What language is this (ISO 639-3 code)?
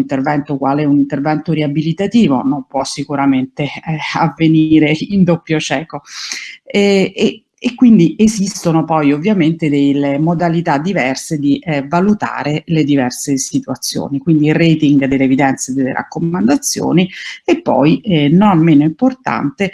ita